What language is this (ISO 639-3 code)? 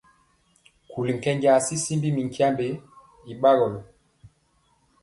mcx